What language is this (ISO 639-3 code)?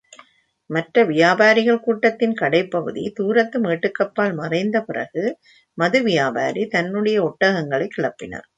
tam